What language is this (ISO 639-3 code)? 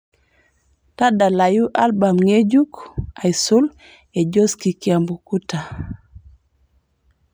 mas